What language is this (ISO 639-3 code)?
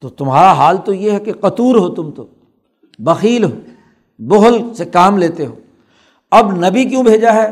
urd